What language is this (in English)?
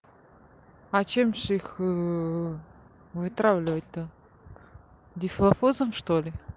Russian